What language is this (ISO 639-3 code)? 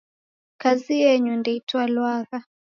dav